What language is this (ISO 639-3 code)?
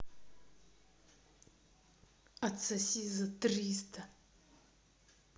rus